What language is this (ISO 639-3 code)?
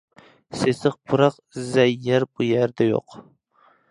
uig